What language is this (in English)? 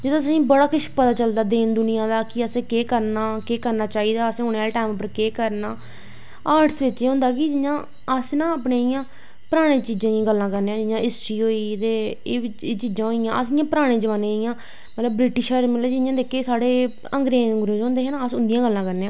Dogri